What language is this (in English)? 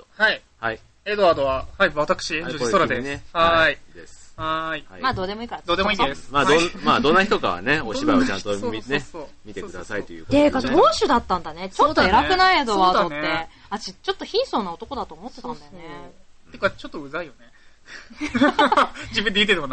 Japanese